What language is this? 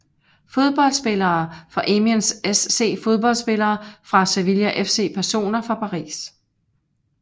Danish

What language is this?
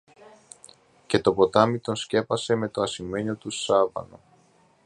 Greek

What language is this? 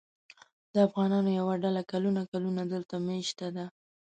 Pashto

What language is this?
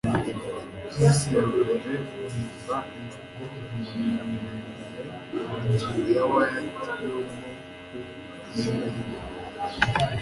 Kinyarwanda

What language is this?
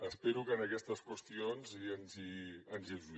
Catalan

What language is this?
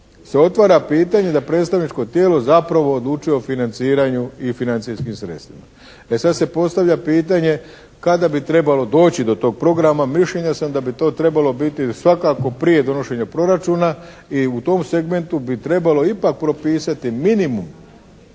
Croatian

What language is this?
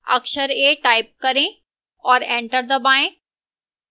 Hindi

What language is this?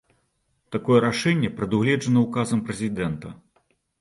Belarusian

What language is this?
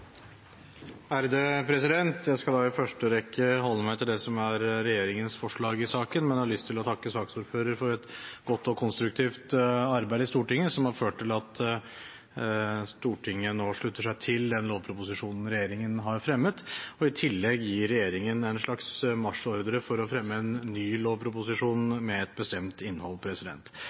Norwegian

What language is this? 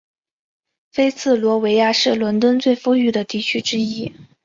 Chinese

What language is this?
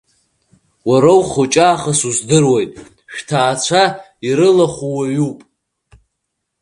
Abkhazian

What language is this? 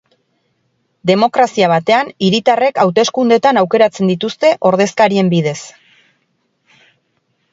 Basque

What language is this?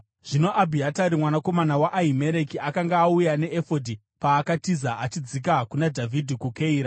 Shona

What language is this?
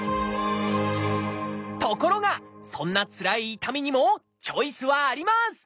Japanese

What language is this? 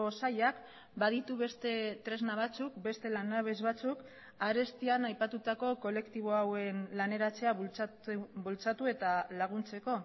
Basque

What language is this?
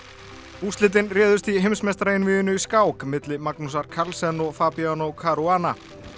Icelandic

